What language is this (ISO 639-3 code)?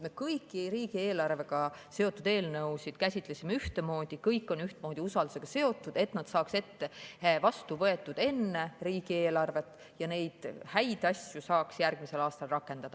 est